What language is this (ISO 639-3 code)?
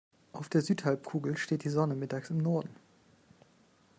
deu